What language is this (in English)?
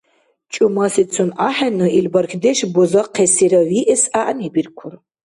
Dargwa